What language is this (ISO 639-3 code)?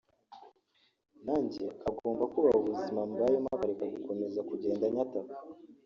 kin